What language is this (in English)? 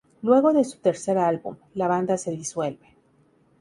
Spanish